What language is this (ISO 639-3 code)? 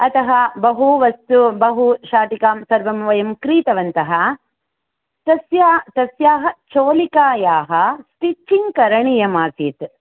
san